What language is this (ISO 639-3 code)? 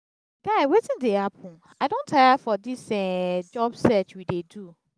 pcm